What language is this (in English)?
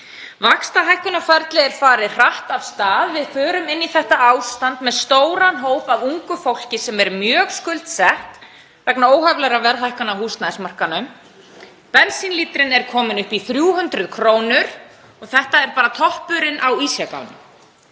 Icelandic